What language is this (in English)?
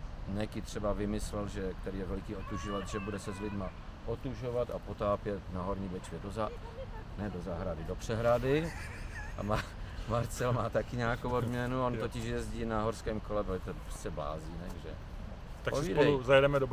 Czech